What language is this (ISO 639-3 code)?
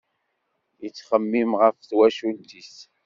kab